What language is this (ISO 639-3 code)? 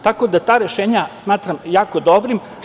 srp